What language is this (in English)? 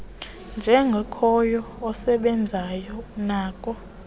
Xhosa